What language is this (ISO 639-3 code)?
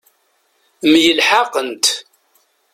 kab